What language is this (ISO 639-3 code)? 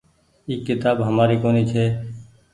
gig